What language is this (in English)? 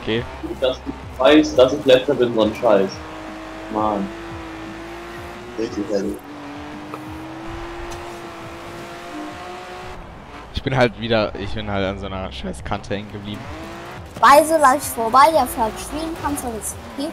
German